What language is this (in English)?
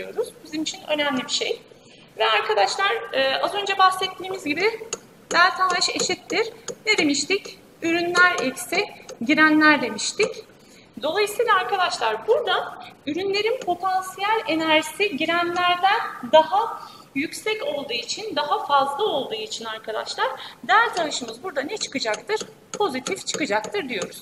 Turkish